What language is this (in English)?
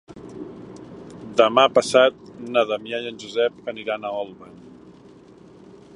Catalan